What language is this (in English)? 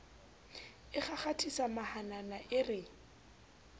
Southern Sotho